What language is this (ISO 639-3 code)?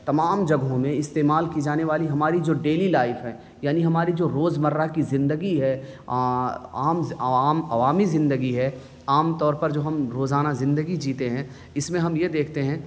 urd